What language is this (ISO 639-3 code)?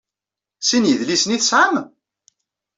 kab